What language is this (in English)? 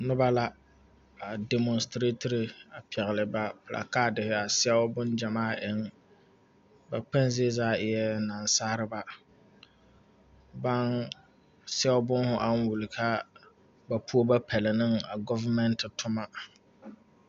Southern Dagaare